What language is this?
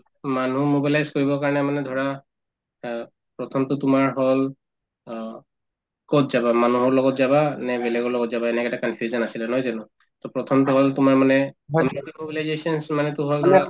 Assamese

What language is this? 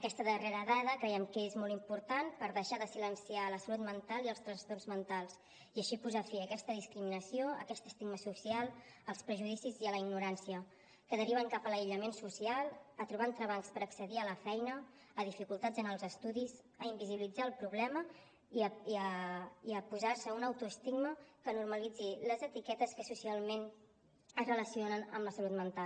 Catalan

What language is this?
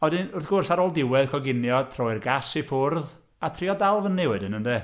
Welsh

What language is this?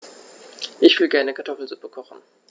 German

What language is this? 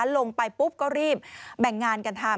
Thai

